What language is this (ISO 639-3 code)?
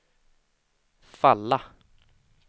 swe